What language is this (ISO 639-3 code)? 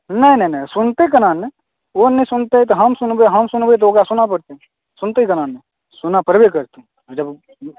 mai